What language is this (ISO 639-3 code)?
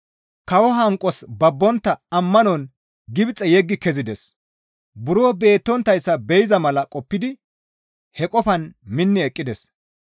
gmv